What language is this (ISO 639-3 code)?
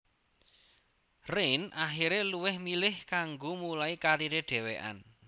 jav